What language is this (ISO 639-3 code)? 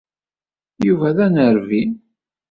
kab